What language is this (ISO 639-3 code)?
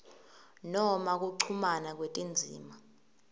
ssw